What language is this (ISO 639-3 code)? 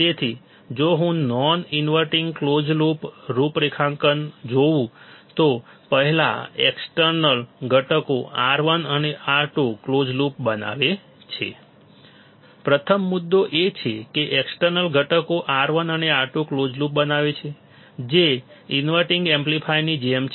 guj